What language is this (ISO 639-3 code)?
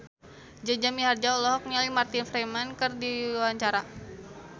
sun